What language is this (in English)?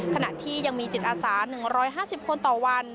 Thai